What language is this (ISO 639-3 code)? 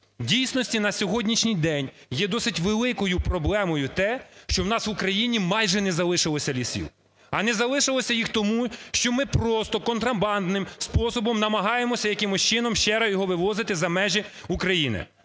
ukr